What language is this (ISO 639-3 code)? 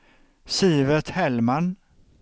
swe